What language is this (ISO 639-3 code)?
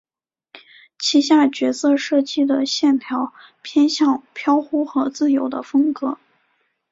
zho